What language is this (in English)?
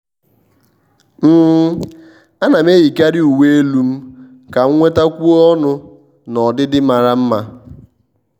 Igbo